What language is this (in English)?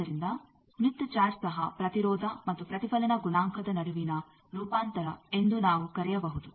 Kannada